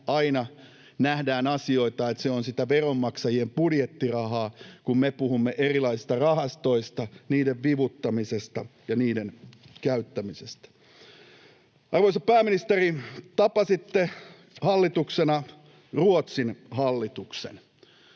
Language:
Finnish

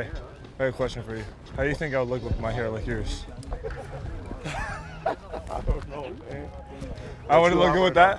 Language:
English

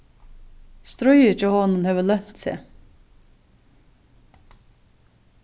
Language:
Faroese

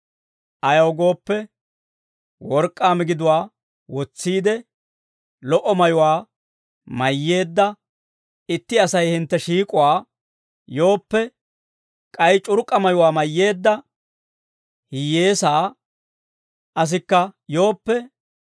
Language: Dawro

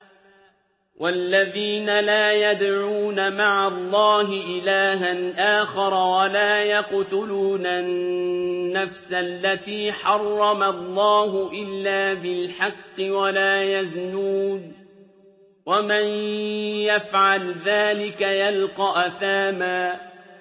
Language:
Arabic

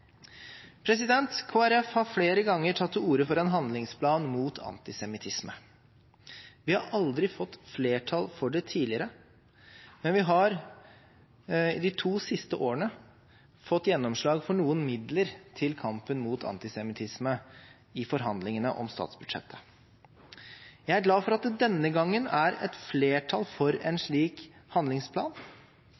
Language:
Norwegian Bokmål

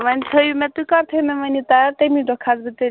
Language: Kashmiri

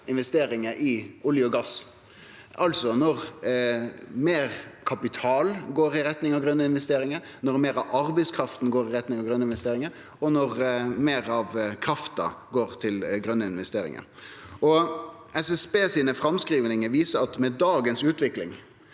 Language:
Norwegian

